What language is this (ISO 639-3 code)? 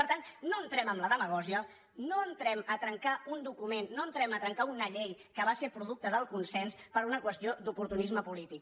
cat